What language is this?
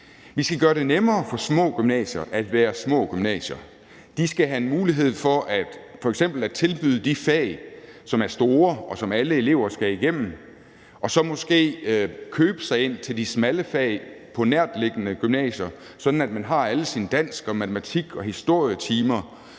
Danish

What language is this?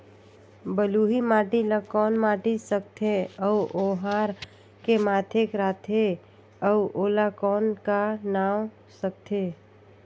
Chhattisgarhi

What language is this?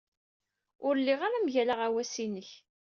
Kabyle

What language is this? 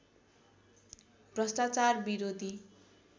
Nepali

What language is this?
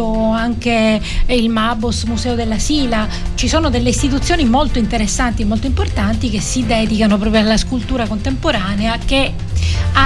Italian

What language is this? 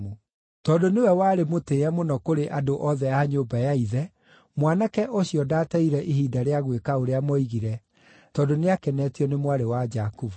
Kikuyu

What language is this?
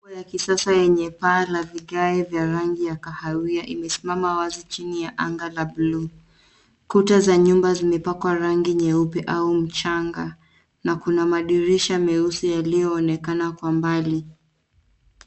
Swahili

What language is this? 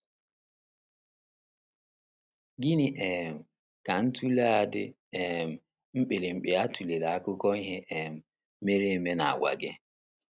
Igbo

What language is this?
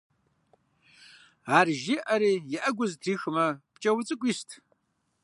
Kabardian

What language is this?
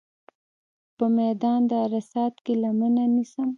Pashto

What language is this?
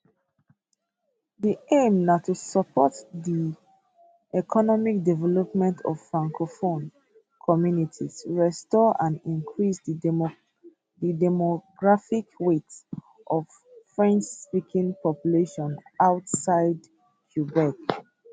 Nigerian Pidgin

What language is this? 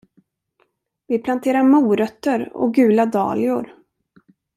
Swedish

